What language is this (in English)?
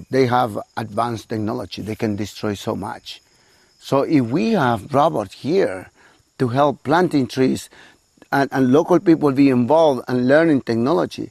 Urdu